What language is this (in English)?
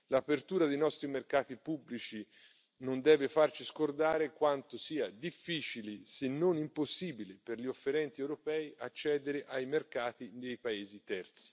Italian